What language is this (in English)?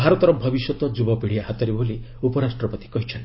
Odia